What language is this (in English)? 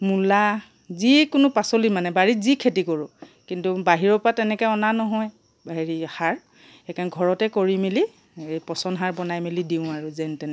Assamese